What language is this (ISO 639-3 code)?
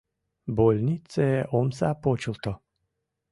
chm